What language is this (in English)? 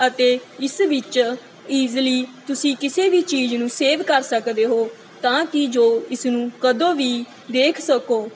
Punjabi